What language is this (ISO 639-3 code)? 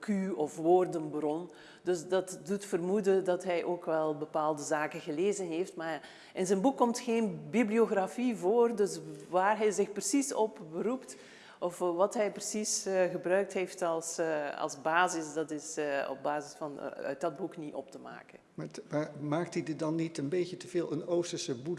nld